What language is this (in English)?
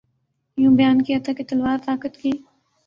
Urdu